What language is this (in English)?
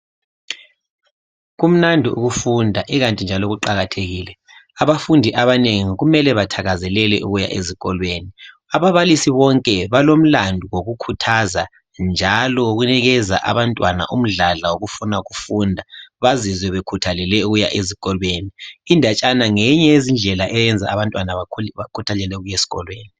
North Ndebele